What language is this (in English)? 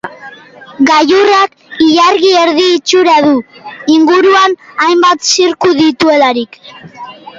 Basque